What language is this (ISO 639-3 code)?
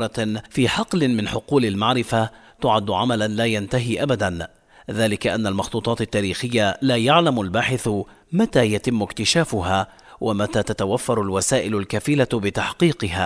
ara